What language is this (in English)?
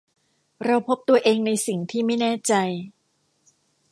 Thai